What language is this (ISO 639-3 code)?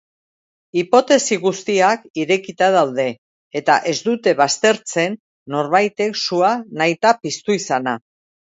eus